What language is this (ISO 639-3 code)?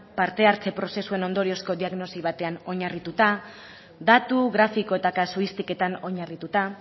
eus